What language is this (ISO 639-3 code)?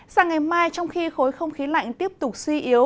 vie